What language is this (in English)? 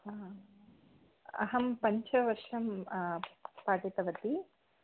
Sanskrit